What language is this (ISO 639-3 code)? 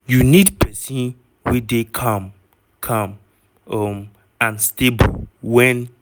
pcm